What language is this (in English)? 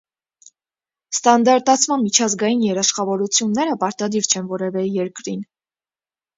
Armenian